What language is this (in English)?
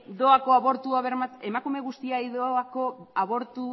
Basque